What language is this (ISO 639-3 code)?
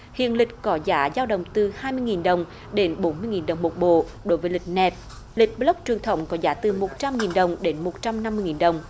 vie